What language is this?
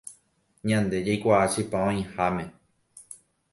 Guarani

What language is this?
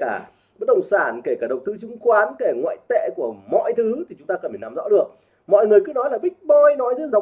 Vietnamese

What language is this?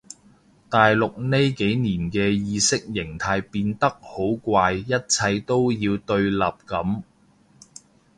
Cantonese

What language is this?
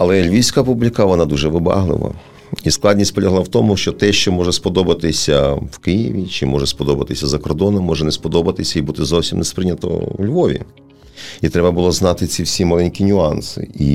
Ukrainian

